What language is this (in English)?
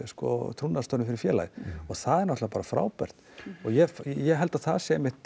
Icelandic